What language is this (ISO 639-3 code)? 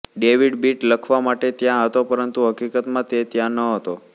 guj